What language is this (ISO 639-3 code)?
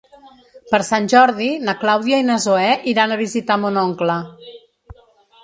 cat